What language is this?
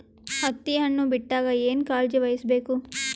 Kannada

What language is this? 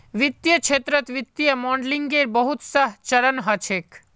Magahi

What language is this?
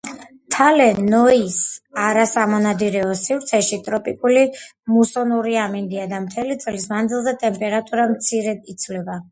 Georgian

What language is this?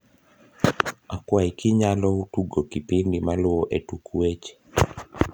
Luo (Kenya and Tanzania)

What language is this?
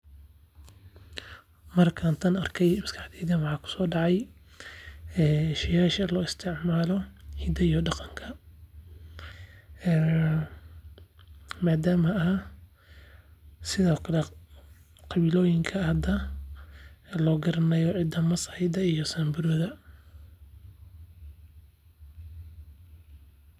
Somali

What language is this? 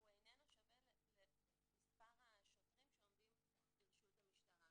Hebrew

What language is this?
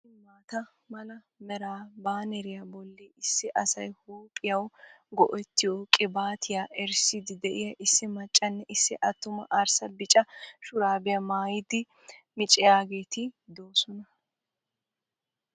Wolaytta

